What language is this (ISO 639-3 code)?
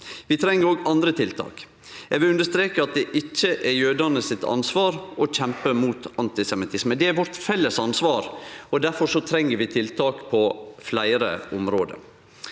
nor